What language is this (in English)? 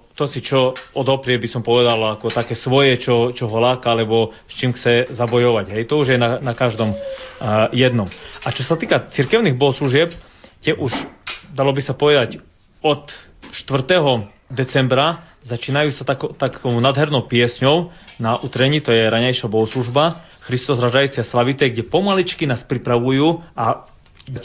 Slovak